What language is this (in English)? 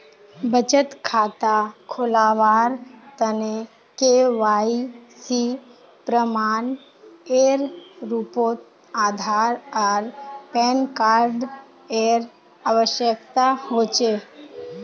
Magahi